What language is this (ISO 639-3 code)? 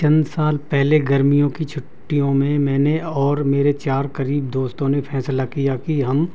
urd